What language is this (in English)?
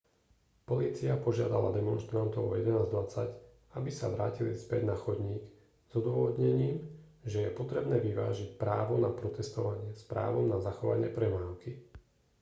Slovak